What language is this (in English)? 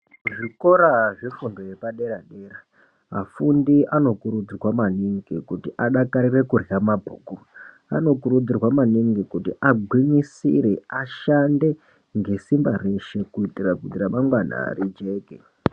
Ndau